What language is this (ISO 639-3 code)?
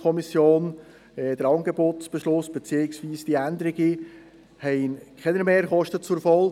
gsw